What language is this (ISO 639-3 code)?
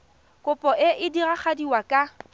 tsn